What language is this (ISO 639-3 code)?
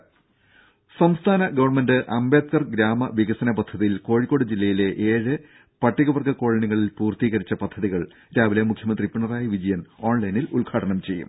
mal